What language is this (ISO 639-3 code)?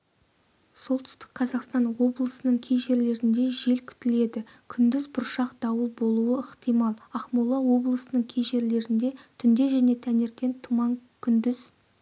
kaz